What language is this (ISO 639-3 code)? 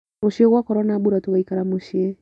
kik